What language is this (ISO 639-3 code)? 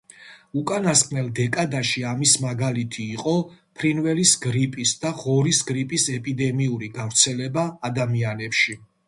kat